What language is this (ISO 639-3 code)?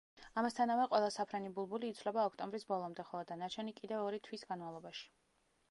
kat